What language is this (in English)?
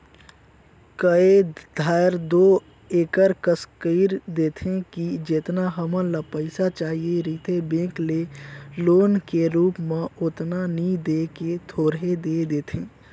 Chhattisgarhi